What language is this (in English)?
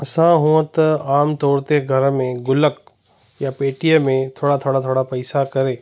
Sindhi